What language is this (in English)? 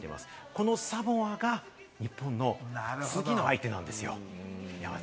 Japanese